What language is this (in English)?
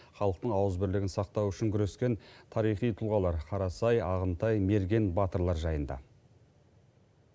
Kazakh